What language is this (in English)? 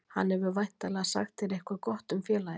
Icelandic